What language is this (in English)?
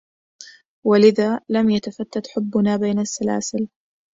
Arabic